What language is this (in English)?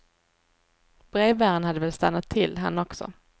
Swedish